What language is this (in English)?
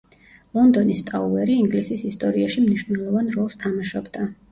Georgian